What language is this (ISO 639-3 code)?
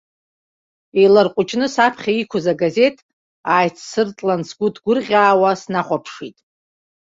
abk